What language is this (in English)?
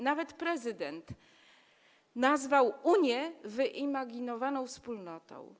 Polish